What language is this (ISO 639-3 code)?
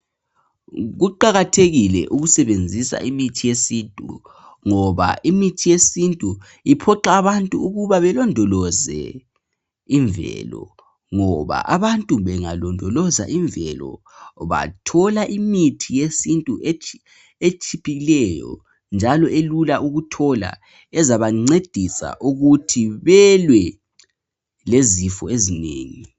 nde